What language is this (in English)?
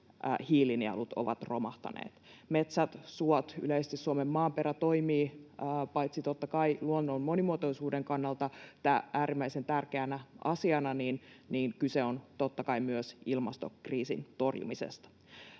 Finnish